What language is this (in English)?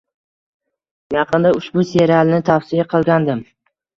Uzbek